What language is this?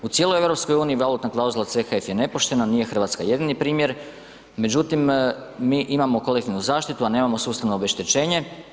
Croatian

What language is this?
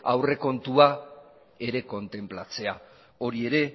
Basque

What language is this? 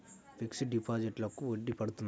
Telugu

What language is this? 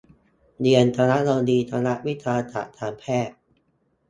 Thai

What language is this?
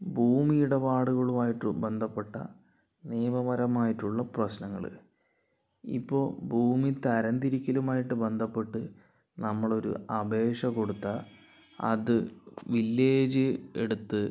Malayalam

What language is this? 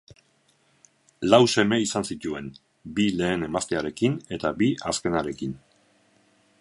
Basque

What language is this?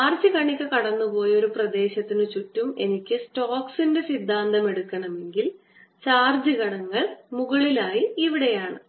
Malayalam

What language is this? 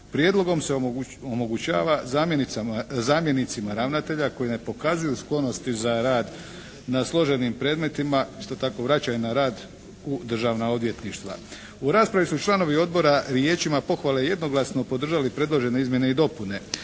Croatian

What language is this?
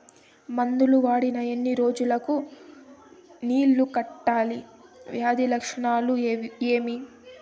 Telugu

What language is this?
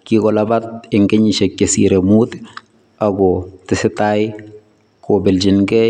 Kalenjin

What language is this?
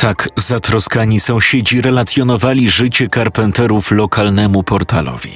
Polish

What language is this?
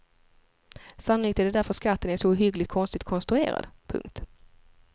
Swedish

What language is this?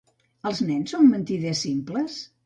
Catalan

